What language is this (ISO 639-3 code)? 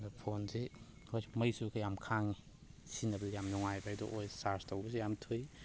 mni